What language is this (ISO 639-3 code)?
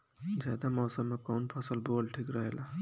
bho